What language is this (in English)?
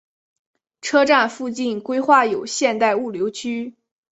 Chinese